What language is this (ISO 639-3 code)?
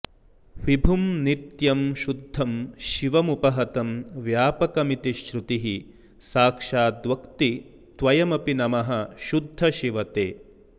san